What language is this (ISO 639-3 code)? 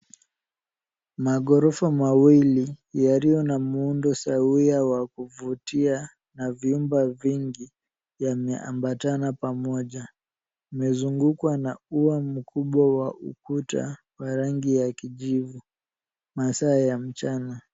swa